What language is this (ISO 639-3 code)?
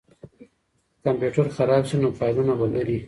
pus